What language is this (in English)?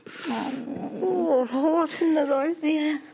Welsh